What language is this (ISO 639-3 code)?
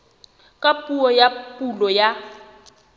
sot